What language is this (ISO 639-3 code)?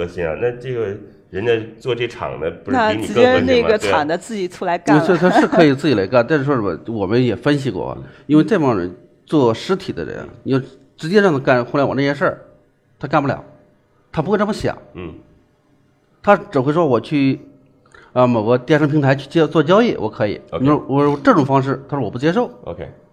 zho